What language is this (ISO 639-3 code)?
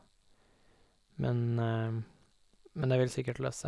nor